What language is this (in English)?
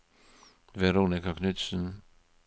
Norwegian